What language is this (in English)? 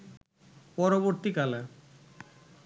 Bangla